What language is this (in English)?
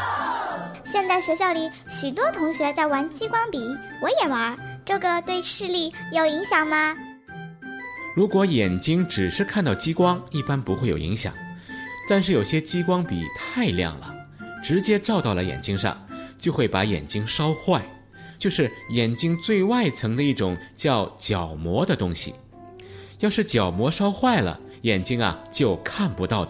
Chinese